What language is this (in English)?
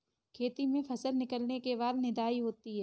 Hindi